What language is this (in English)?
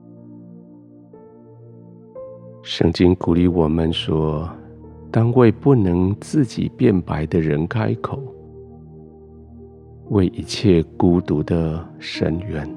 Chinese